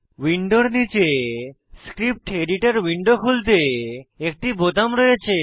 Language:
Bangla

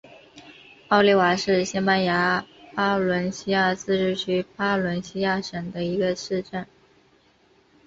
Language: Chinese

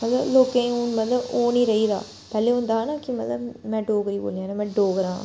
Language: Dogri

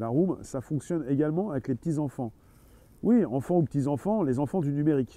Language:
French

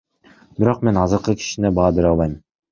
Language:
Kyrgyz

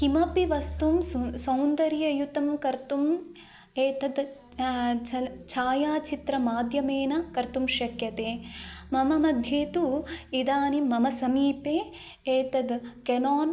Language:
Sanskrit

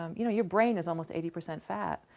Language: English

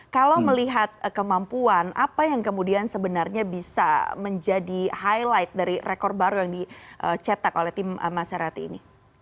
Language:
Indonesian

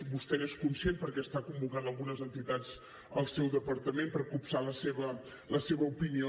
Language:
Catalan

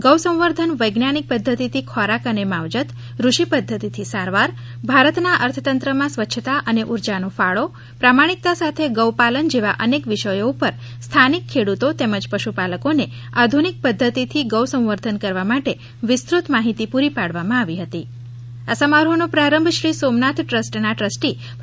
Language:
Gujarati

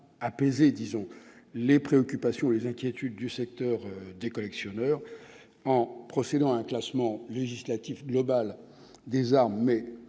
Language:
French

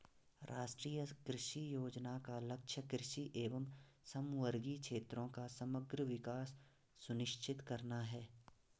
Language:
Hindi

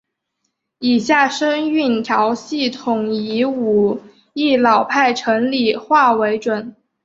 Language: Chinese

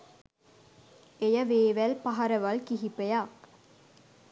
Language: Sinhala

